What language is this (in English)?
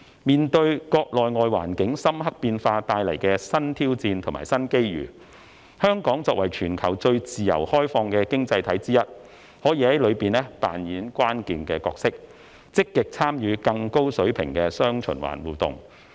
Cantonese